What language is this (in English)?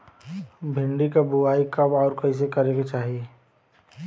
Bhojpuri